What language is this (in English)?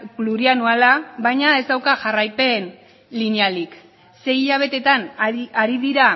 Basque